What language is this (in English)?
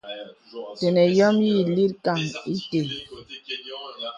Bebele